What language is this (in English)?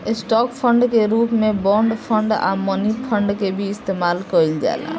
Bhojpuri